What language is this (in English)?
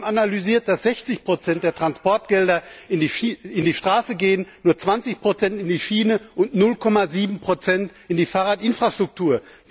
German